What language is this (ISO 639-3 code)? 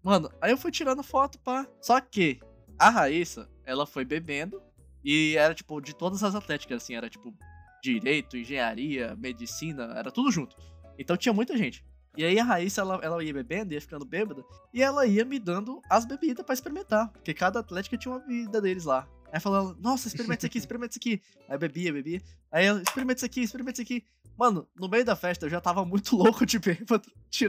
por